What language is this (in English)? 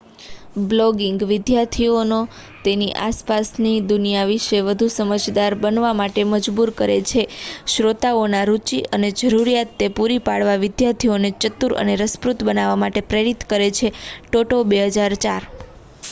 Gujarati